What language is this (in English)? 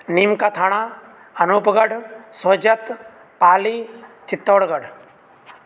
Sanskrit